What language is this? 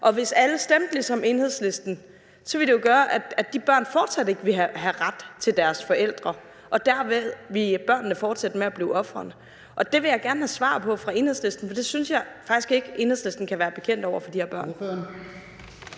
Danish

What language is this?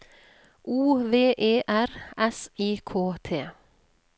Norwegian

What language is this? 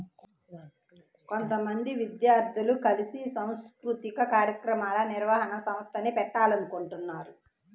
Telugu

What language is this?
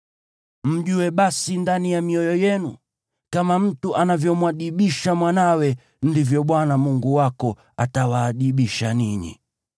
Swahili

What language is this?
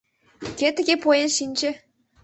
Mari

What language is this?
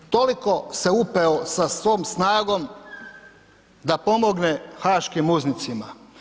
Croatian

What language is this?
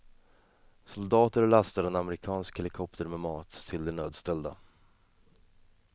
Swedish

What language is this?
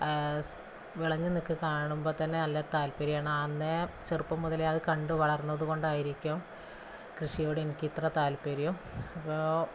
Malayalam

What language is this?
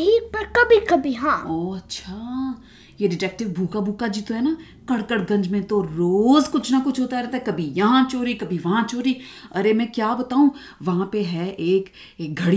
Hindi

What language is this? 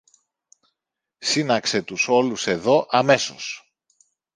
Greek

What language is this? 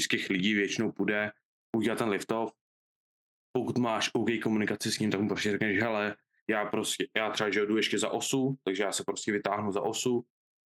Czech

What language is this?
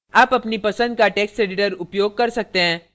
Hindi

